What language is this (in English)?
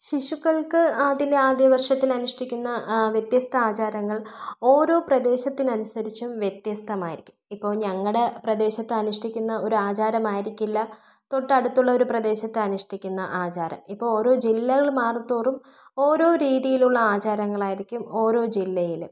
Malayalam